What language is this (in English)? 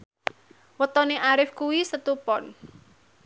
Javanese